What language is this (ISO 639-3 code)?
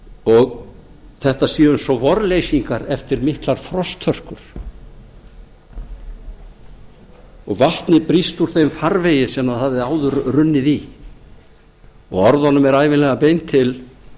isl